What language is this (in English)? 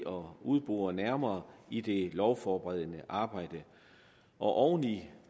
Danish